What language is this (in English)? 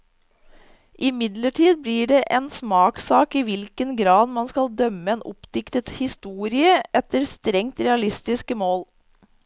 Norwegian